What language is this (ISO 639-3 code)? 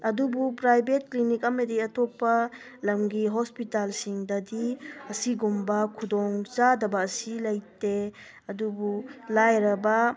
mni